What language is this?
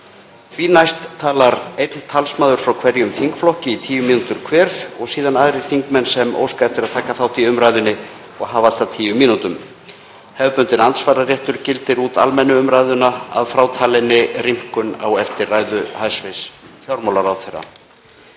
Icelandic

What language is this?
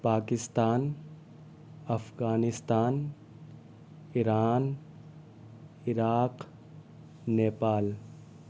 Urdu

